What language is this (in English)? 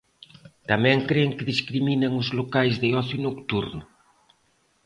Galician